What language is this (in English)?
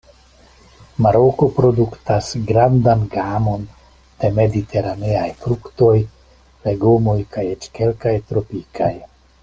Esperanto